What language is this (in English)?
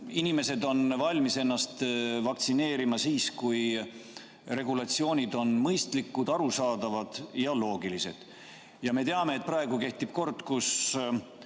Estonian